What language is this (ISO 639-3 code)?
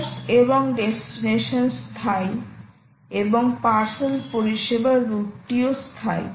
ben